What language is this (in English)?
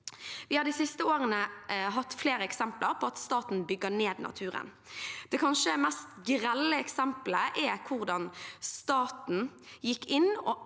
Norwegian